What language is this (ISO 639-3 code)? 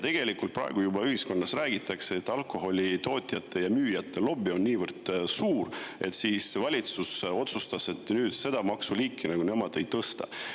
est